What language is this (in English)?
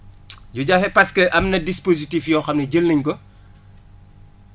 Wolof